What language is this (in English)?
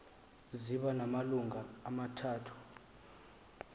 Xhosa